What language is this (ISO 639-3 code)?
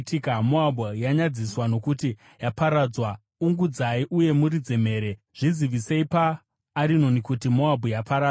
sna